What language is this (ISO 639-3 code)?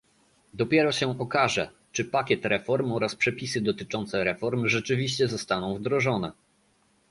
pol